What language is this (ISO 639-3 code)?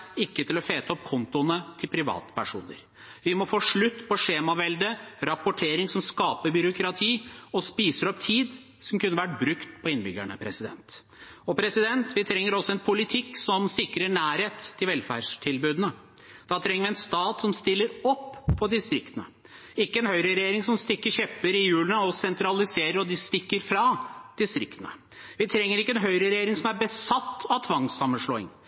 nob